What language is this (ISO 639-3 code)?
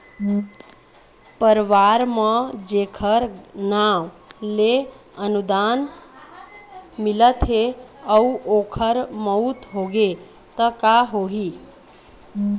hne